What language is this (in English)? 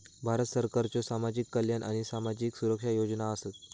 Marathi